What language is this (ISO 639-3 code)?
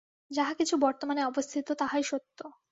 ben